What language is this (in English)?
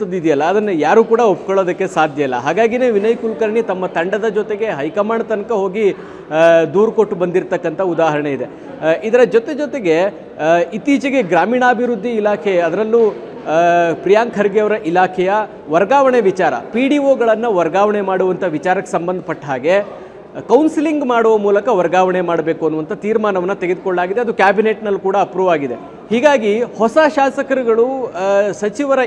Kannada